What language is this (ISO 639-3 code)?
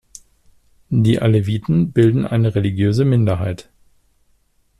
deu